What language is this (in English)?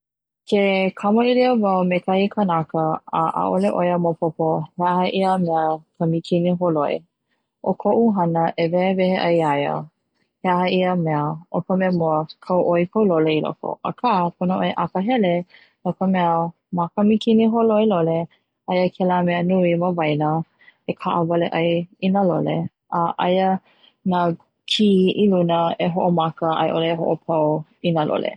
Hawaiian